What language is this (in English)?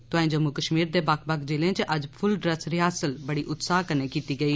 Dogri